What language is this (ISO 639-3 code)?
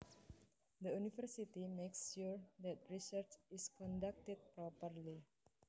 jav